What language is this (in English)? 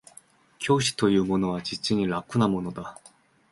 Japanese